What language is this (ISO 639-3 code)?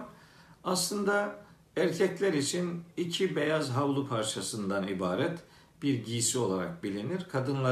tur